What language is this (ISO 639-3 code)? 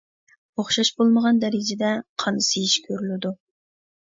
uig